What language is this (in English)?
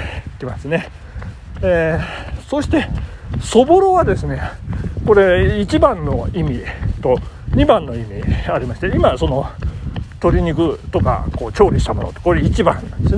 Japanese